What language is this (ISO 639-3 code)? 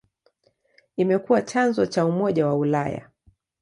swa